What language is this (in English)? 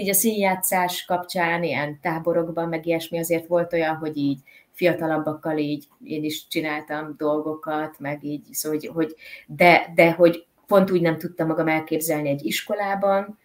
Hungarian